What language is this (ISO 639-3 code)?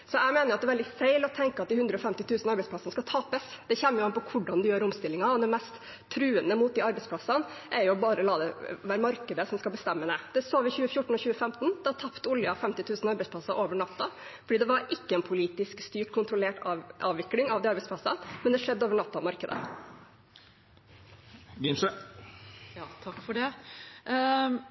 nob